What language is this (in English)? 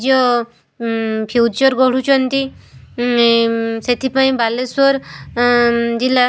Odia